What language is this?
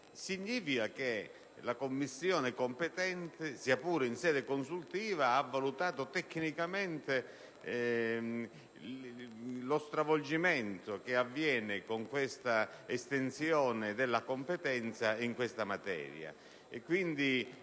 Italian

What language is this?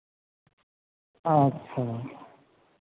Maithili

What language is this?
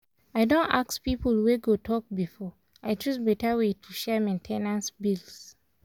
Nigerian Pidgin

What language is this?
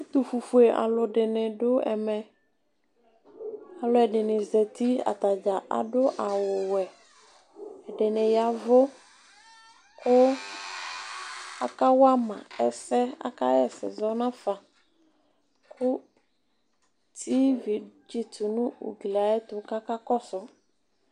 Ikposo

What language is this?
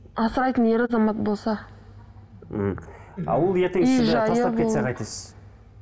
Kazakh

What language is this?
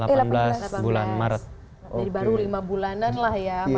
Indonesian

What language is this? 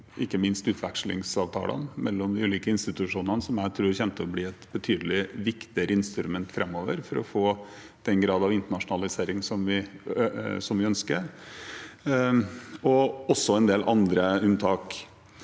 Norwegian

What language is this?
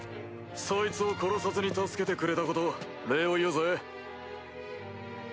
Japanese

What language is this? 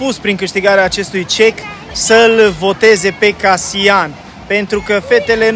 Romanian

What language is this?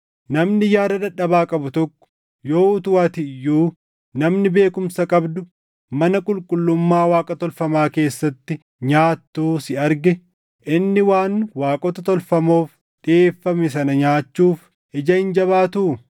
Oromo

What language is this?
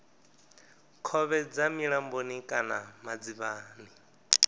Venda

